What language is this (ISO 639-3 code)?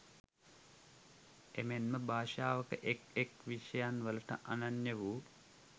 sin